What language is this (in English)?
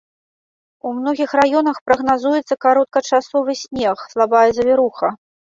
Belarusian